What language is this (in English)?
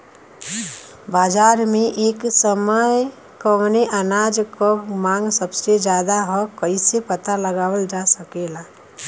Bhojpuri